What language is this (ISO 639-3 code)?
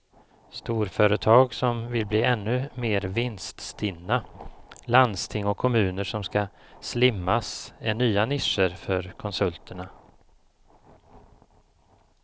swe